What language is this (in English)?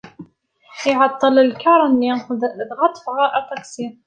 Kabyle